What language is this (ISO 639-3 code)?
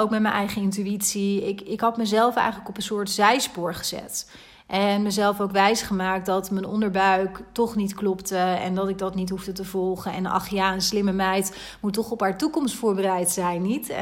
nld